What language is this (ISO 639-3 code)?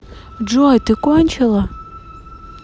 rus